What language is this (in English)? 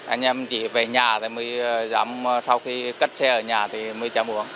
Vietnamese